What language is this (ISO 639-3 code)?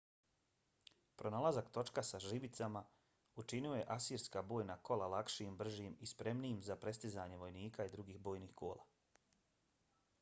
bos